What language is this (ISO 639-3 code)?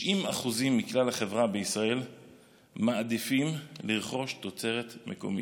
heb